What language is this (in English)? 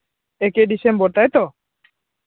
Santali